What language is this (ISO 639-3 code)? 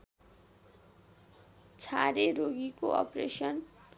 nep